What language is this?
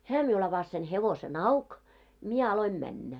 Finnish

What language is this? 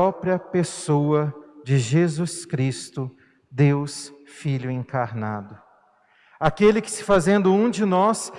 Portuguese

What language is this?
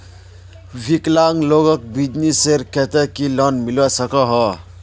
Magahi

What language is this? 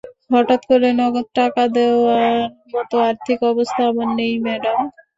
Bangla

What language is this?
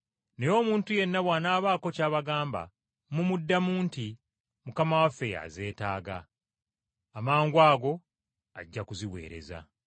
Ganda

